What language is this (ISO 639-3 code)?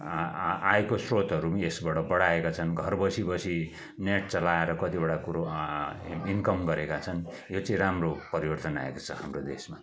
nep